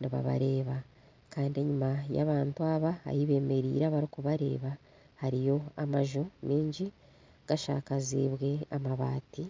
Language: Nyankole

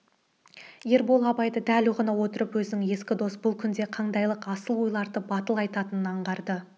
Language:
Kazakh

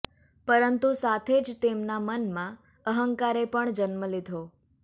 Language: Gujarati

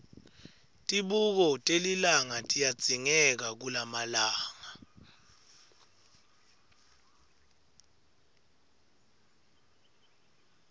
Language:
Swati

